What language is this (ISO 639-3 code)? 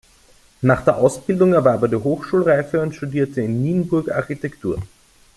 deu